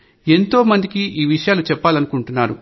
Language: Telugu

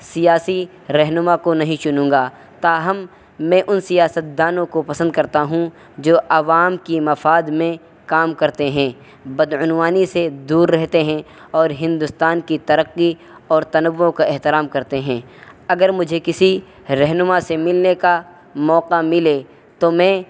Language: Urdu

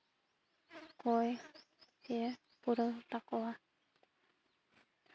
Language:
Santali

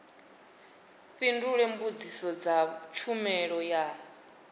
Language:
Venda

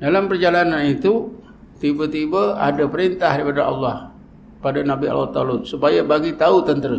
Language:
Malay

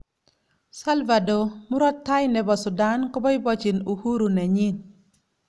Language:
Kalenjin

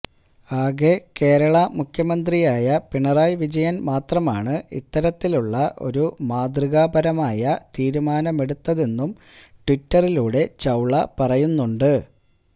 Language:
Malayalam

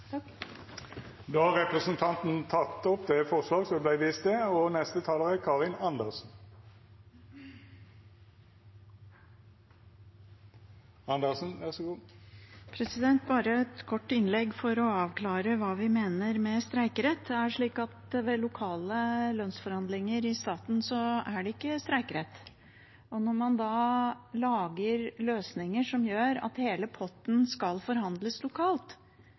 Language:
Norwegian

